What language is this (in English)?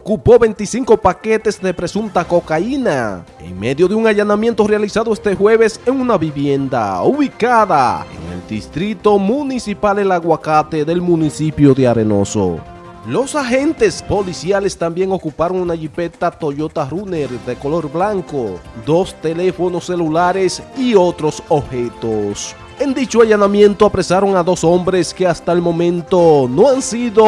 Spanish